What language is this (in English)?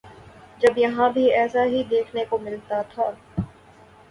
Urdu